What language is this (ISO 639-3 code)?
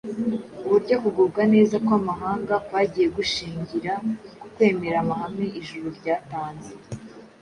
kin